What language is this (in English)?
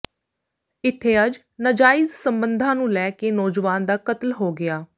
Punjabi